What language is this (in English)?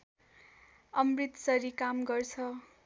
Nepali